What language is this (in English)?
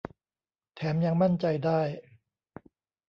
Thai